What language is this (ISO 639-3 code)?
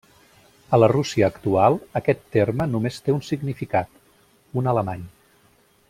cat